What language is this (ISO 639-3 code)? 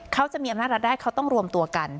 tha